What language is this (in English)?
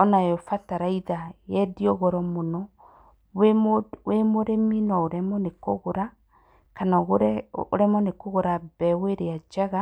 Kikuyu